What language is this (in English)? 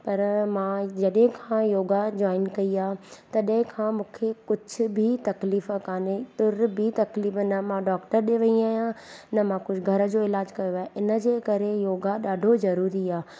Sindhi